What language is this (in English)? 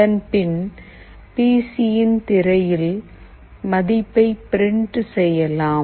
Tamil